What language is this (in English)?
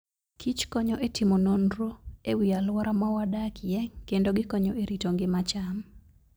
Luo (Kenya and Tanzania)